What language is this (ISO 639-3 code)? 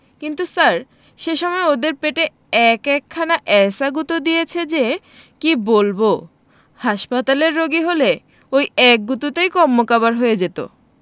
ben